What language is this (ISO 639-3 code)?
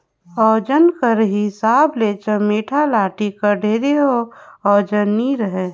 hne